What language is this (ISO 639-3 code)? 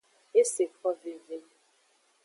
ajg